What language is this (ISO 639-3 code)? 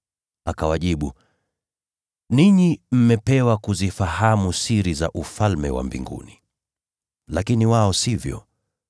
swa